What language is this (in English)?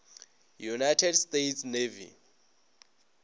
Northern Sotho